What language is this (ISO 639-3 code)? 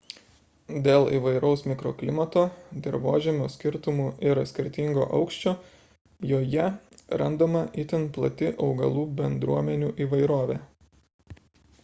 lit